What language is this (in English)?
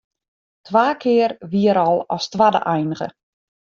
Western Frisian